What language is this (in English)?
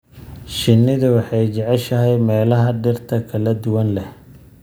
Somali